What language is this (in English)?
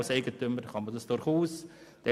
Swiss German